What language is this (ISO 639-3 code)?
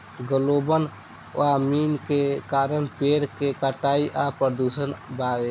bho